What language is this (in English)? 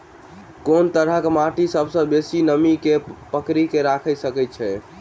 Maithili